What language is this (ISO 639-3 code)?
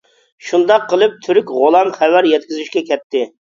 uig